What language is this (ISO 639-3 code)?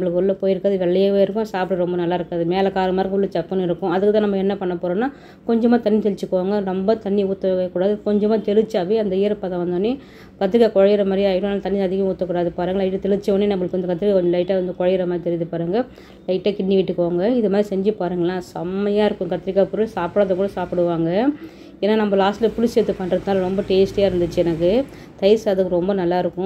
tam